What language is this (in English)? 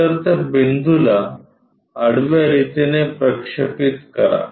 Marathi